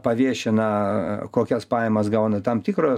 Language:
Lithuanian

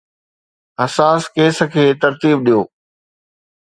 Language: Sindhi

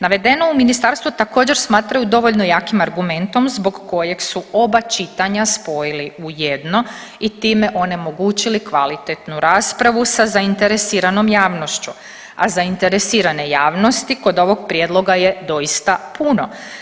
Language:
Croatian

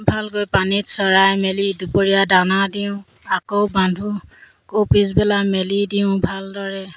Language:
Assamese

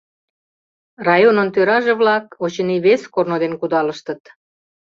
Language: Mari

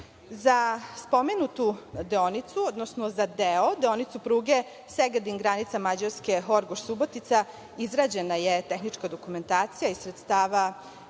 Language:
Serbian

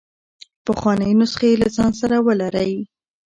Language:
Pashto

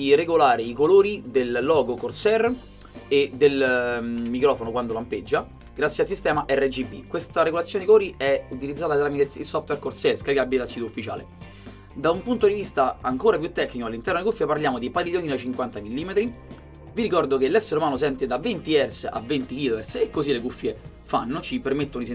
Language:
Italian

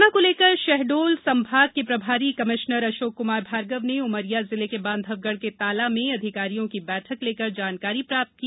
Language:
Hindi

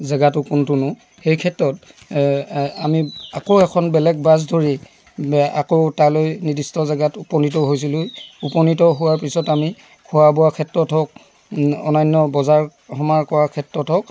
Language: Assamese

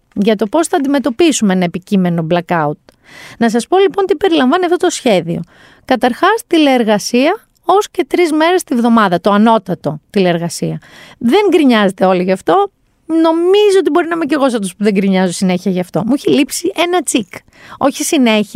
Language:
Greek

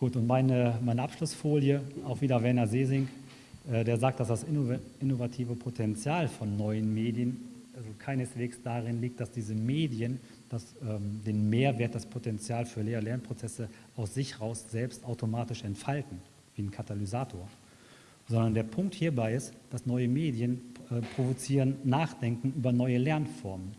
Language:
German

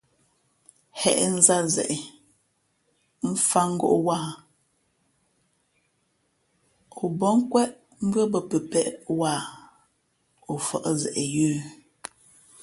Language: Fe'fe'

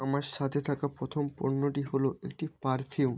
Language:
Bangla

